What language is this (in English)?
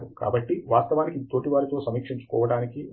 Telugu